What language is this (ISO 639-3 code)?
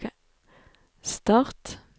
nor